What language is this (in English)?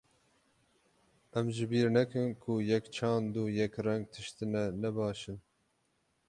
Kurdish